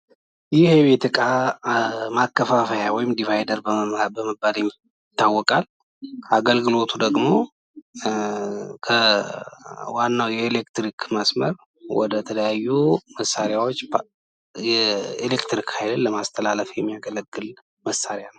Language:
Amharic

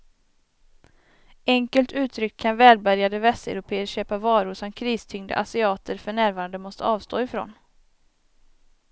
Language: Swedish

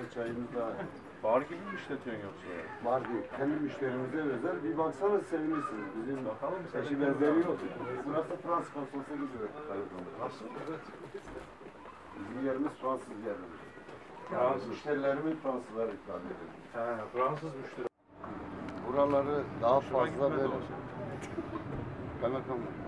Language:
Turkish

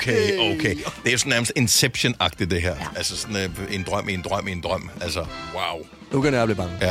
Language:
Danish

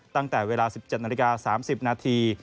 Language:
Thai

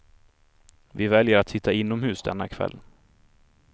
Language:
Swedish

